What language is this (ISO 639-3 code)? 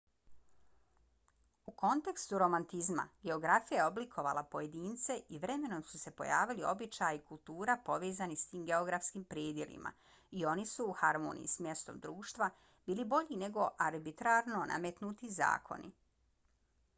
bos